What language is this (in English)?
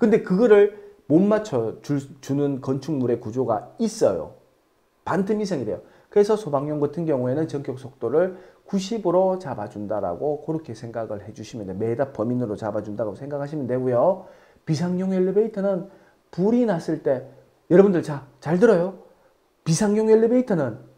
Korean